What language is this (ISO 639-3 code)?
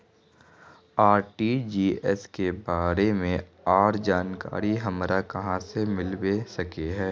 mag